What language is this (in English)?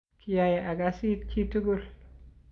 Kalenjin